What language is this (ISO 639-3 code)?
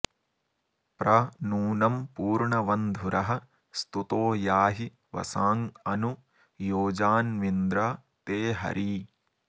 san